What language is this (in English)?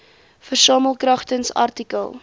Afrikaans